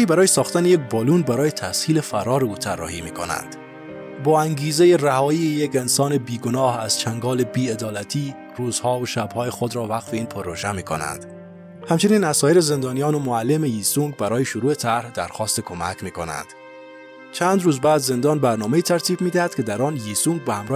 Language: Persian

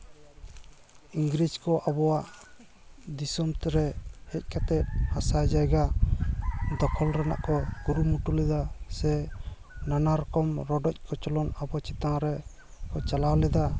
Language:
Santali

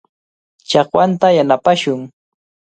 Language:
Cajatambo North Lima Quechua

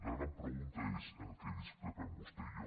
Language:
Catalan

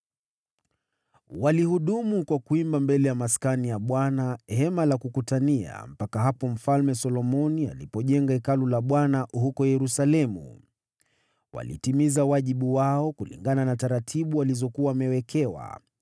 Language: Swahili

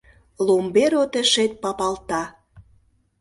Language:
Mari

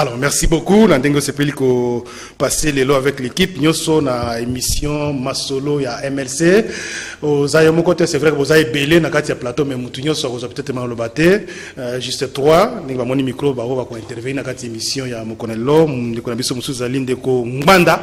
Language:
French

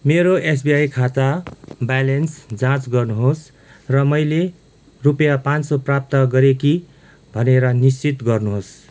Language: Nepali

